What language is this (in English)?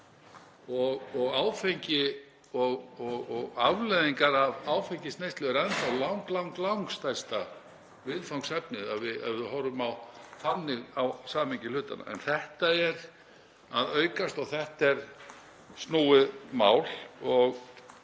Icelandic